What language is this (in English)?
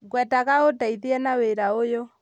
Kikuyu